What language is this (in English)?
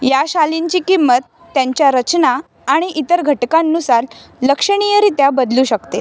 Marathi